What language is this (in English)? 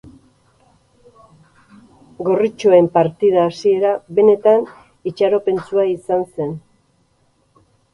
Basque